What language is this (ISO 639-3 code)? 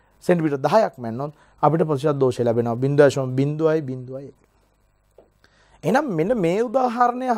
hin